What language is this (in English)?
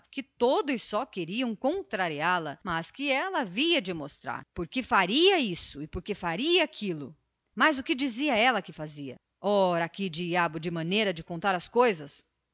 Portuguese